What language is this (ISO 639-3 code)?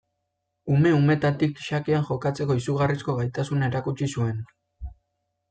eus